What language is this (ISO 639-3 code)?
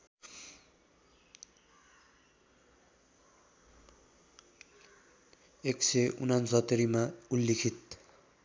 nep